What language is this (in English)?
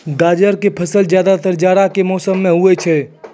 Maithili